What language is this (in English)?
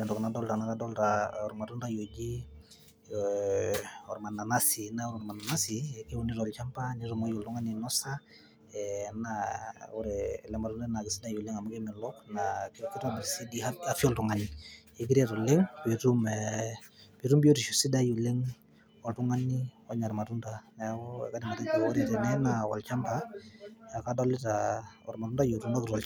Masai